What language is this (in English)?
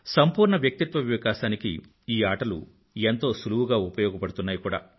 Telugu